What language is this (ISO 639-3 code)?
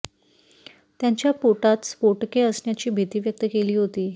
mar